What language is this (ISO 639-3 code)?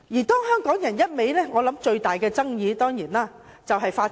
yue